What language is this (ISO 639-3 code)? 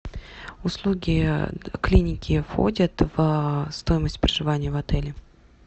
rus